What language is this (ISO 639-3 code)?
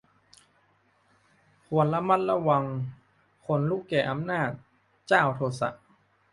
tha